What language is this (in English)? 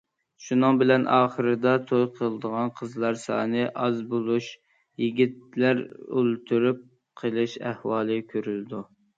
Uyghur